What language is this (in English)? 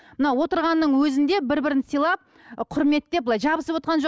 Kazakh